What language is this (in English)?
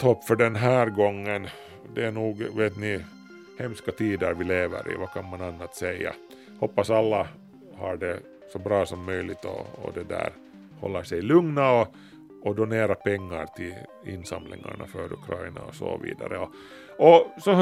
Swedish